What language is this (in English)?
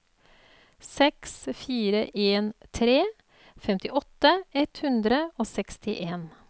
Norwegian